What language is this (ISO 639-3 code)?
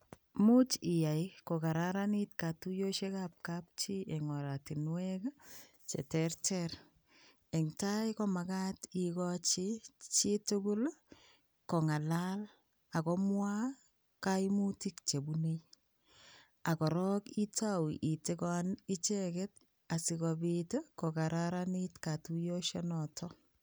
kln